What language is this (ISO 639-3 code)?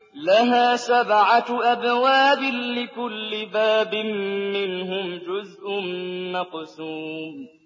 ara